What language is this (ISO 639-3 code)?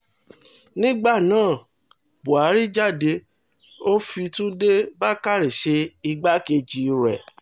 yor